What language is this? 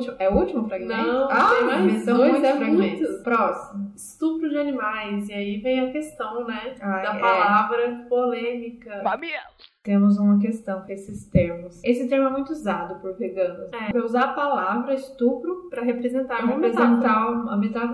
Portuguese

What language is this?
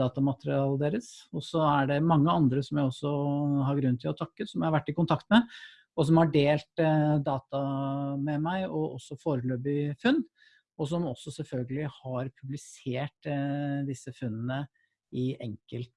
Norwegian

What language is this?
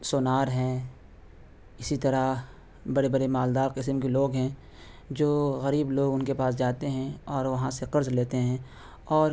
Urdu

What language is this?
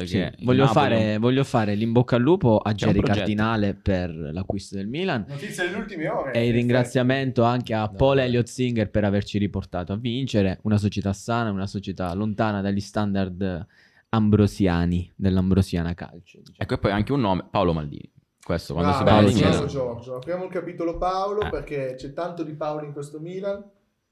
Italian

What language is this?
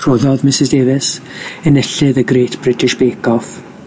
Welsh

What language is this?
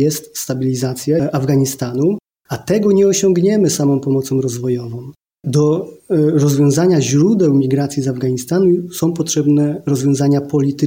Polish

